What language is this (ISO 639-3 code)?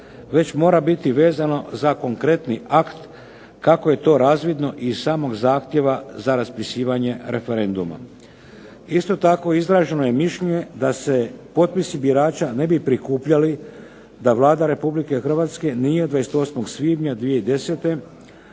hrv